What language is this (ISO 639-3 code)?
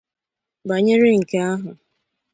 ibo